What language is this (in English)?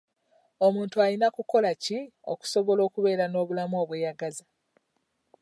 Ganda